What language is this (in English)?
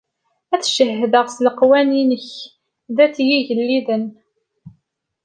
Kabyle